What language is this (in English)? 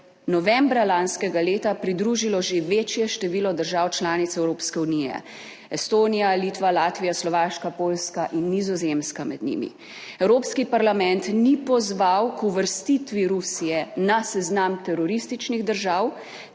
Slovenian